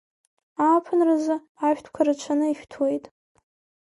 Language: Abkhazian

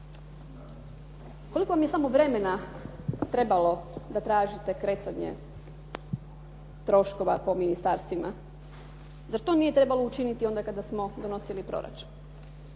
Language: Croatian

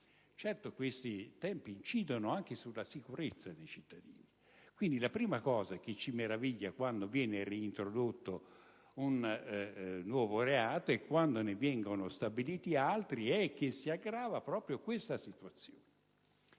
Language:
Italian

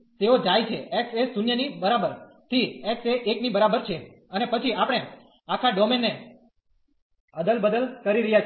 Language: Gujarati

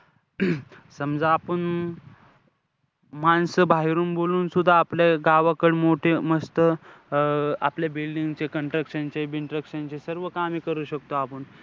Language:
Marathi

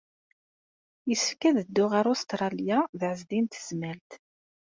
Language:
Kabyle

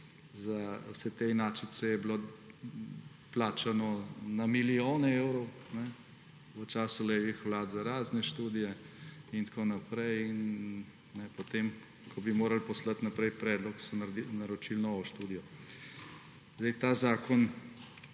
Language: Slovenian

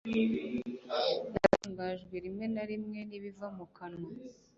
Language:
Kinyarwanda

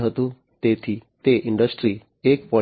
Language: Gujarati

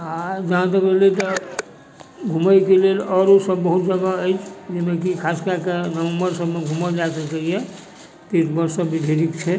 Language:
Maithili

